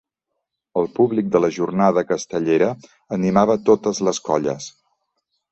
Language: Catalan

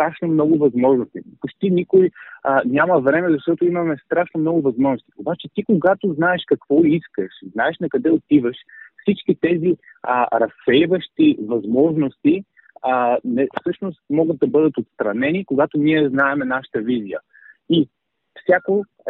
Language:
Bulgarian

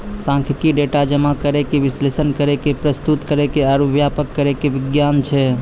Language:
Maithili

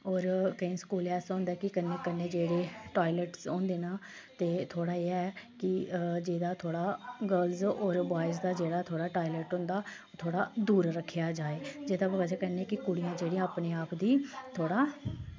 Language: Dogri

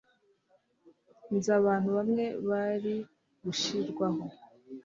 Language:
Kinyarwanda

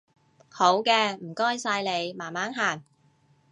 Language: Cantonese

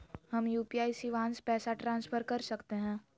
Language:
Magahi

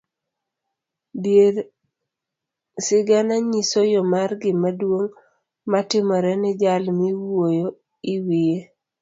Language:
Luo (Kenya and Tanzania)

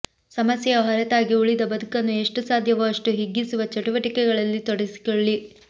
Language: Kannada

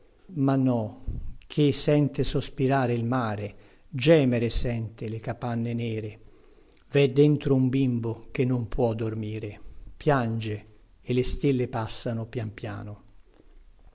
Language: Italian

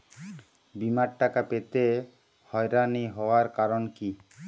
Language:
Bangla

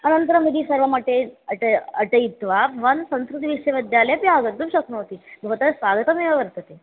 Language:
Sanskrit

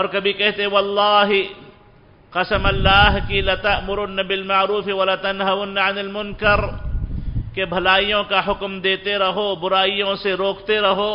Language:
Arabic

